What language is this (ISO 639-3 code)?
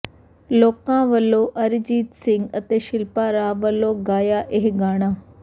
pan